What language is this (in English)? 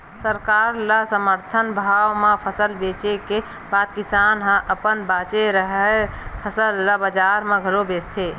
Chhattisgarhi